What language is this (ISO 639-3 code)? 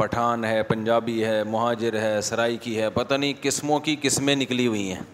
urd